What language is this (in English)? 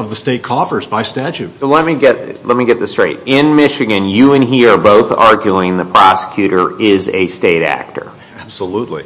English